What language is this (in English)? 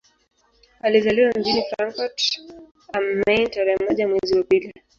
Swahili